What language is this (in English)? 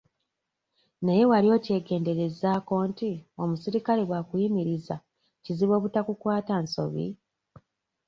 Ganda